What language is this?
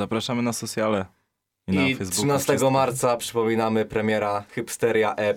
Polish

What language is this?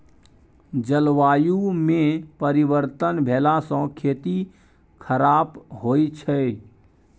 Maithili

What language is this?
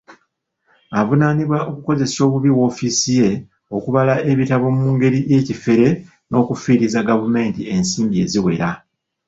Ganda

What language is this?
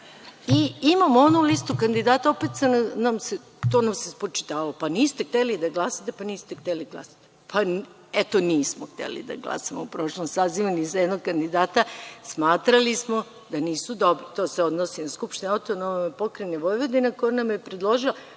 Serbian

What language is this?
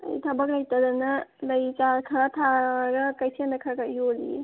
Manipuri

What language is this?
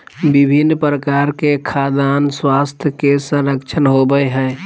Magahi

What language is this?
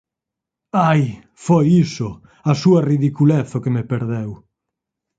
Galician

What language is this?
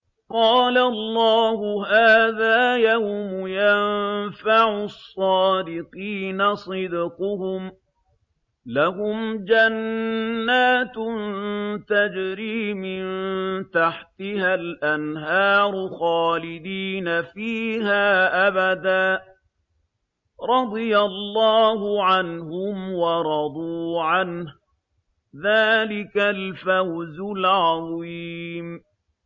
Arabic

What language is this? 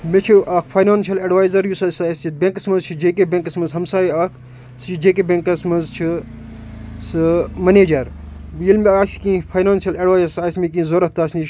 Kashmiri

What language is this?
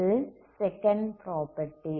Tamil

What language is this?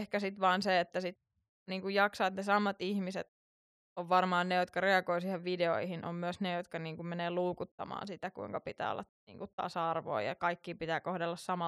Finnish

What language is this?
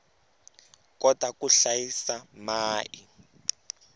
Tsonga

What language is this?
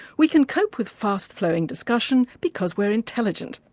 English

